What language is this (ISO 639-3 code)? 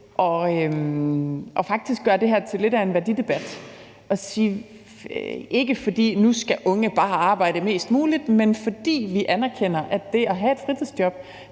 dan